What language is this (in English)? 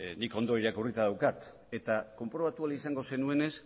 Basque